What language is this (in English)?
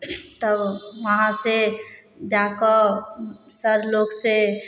Maithili